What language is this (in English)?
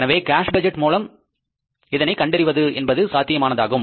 Tamil